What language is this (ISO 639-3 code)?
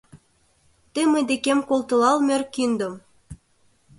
chm